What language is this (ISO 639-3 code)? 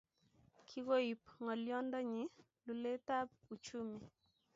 kln